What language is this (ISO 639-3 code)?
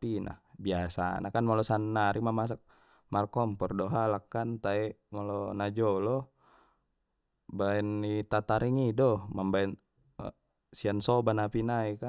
btm